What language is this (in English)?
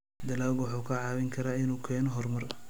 Somali